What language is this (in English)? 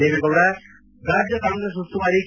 Kannada